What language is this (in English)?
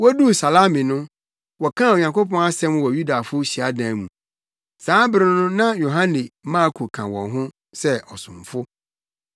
Akan